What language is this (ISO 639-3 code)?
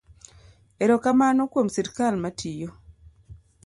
luo